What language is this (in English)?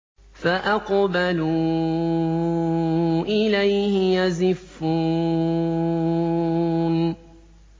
Arabic